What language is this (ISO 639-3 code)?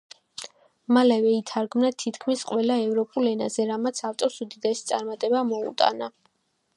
kat